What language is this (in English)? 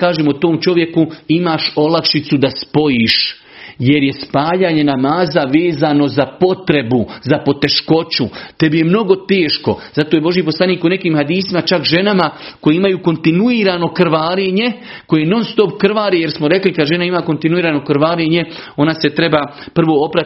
Croatian